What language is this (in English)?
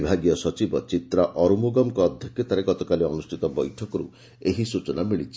Odia